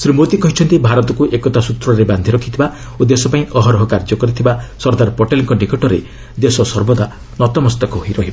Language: Odia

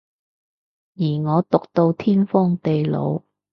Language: Cantonese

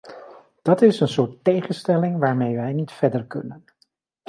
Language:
Dutch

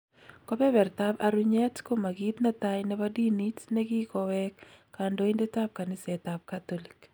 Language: Kalenjin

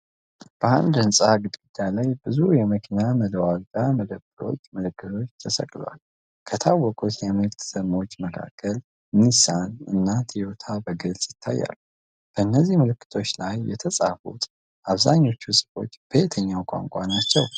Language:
Amharic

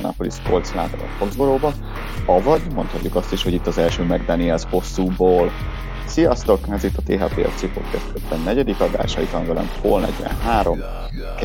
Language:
Hungarian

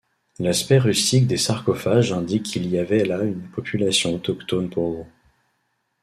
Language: French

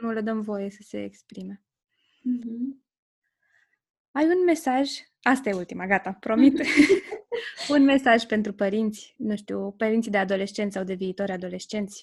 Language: Romanian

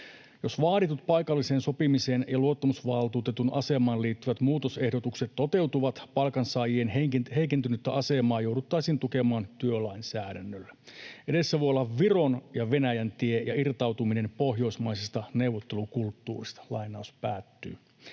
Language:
Finnish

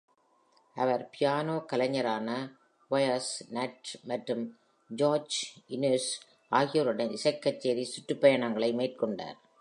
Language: Tamil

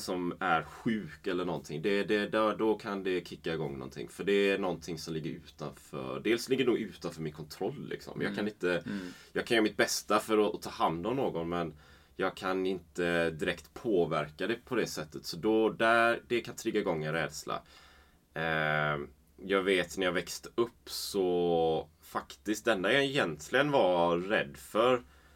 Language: Swedish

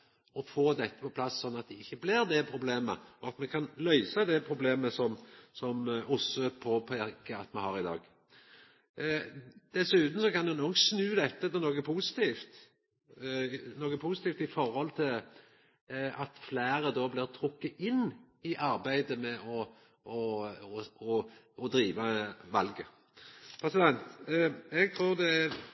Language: Norwegian Nynorsk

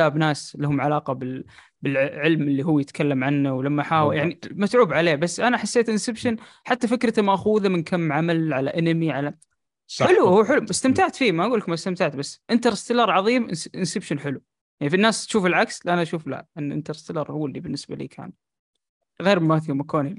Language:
Arabic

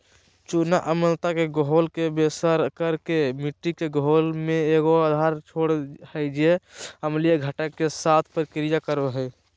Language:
Magahi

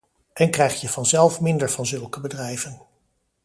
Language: Dutch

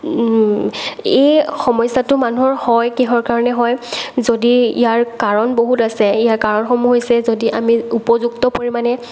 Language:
Assamese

